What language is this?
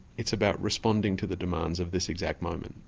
English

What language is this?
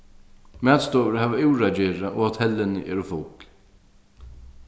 Faroese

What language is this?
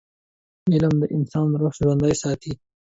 Pashto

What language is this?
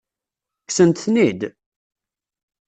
Kabyle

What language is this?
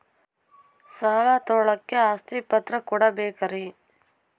Kannada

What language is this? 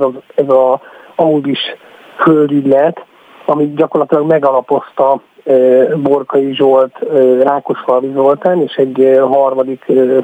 Hungarian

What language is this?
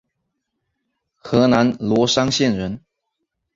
Chinese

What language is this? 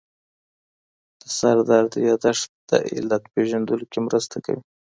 Pashto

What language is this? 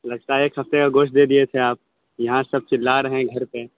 Urdu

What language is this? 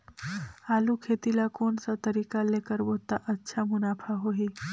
Chhattisgarhi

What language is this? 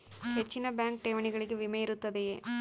Kannada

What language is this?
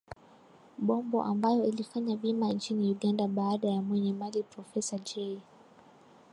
Swahili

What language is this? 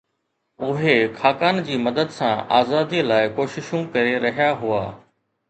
Sindhi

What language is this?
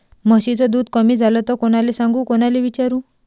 Marathi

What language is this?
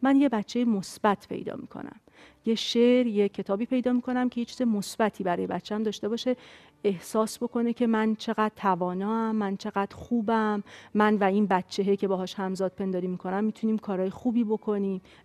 Persian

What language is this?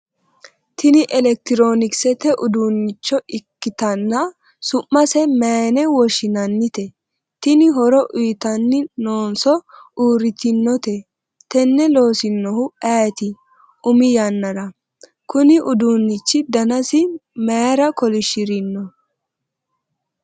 Sidamo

